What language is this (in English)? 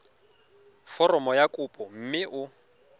Tswana